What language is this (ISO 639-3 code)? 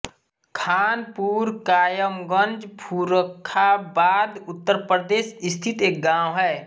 hin